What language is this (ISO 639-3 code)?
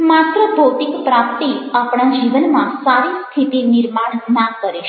guj